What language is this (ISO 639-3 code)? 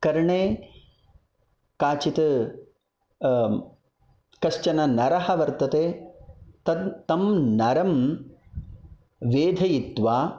san